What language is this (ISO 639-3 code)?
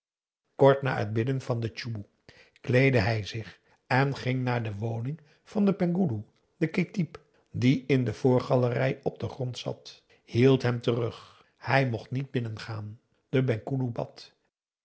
nld